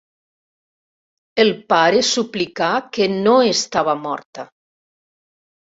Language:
Catalan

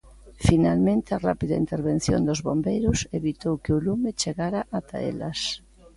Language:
Galician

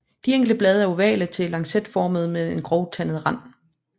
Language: Danish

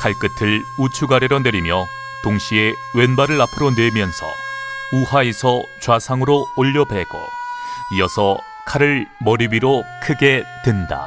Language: Korean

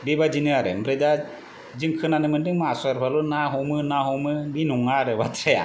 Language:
Bodo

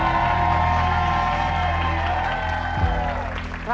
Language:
Thai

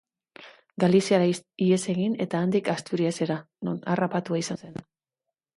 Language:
Basque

